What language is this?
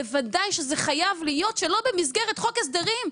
Hebrew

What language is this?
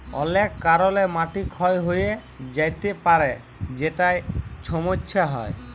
Bangla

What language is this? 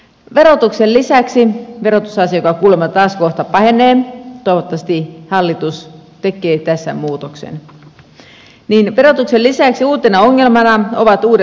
Finnish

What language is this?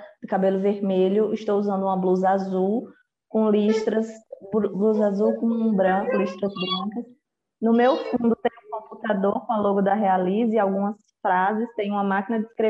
Portuguese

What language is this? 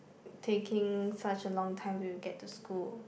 English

